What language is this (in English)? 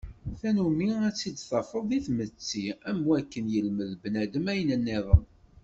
Kabyle